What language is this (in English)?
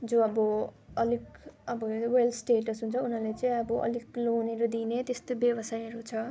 Nepali